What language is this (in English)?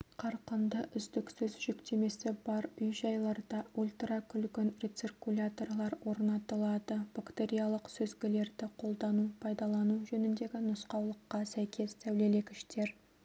Kazakh